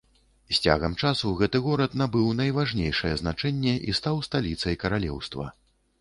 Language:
Belarusian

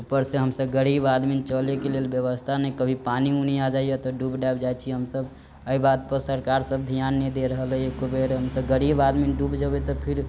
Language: Maithili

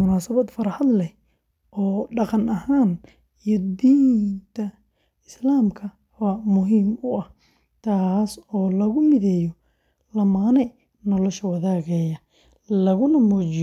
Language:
Somali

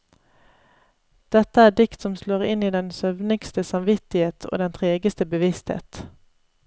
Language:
Norwegian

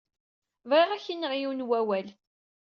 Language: Kabyle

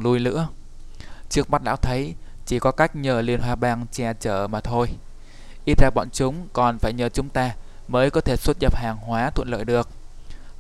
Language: Vietnamese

